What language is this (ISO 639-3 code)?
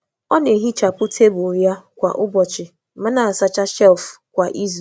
ibo